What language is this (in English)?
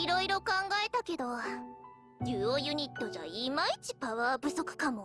Japanese